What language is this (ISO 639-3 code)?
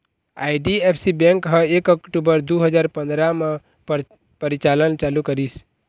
hne